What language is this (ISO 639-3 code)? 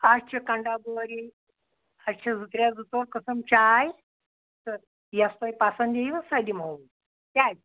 kas